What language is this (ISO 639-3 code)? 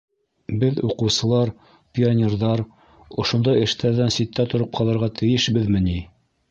bak